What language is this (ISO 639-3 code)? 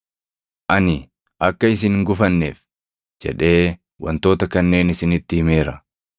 orm